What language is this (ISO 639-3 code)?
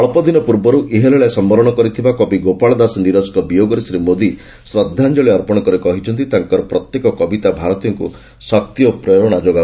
ori